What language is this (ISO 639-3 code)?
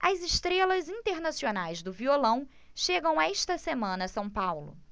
por